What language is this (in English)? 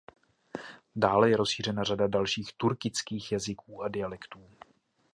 Czech